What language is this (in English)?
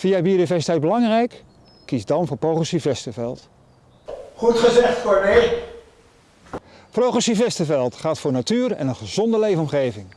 Dutch